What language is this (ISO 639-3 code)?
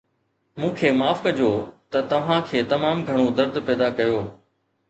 snd